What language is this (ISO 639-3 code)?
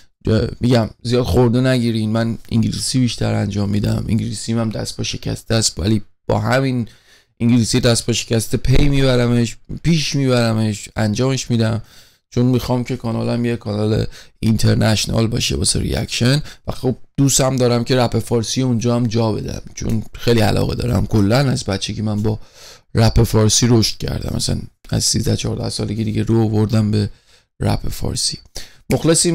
fas